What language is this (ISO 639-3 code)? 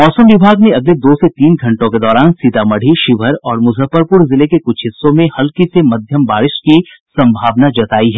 hin